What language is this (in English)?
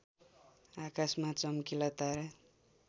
Nepali